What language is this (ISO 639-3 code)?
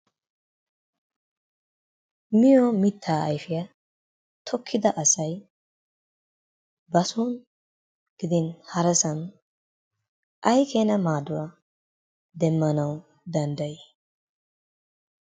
wal